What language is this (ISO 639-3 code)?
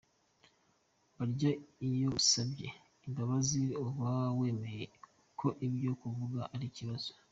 kin